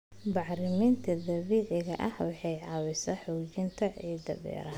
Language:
Somali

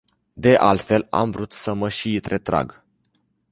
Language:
Romanian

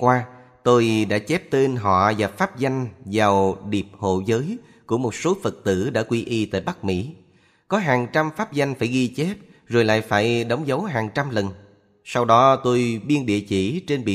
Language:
Vietnamese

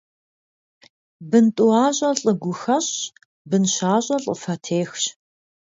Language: Kabardian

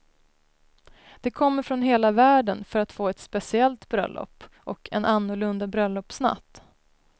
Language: Swedish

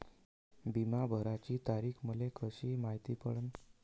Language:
Marathi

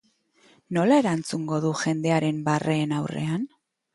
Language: Basque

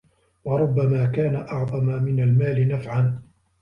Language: Arabic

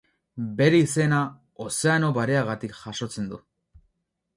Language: Basque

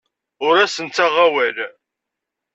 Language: Kabyle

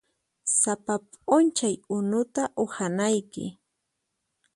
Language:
Puno Quechua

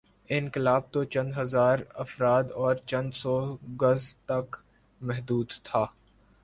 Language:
Urdu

